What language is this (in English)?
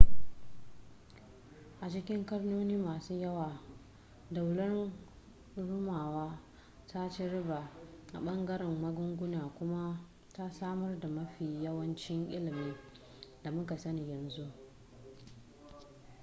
Hausa